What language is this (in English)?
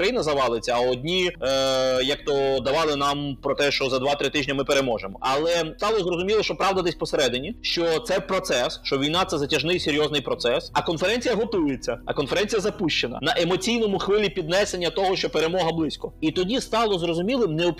Ukrainian